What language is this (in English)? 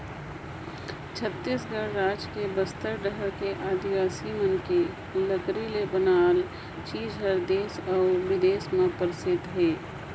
Chhattisgarhi